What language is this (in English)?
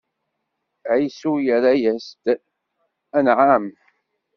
Kabyle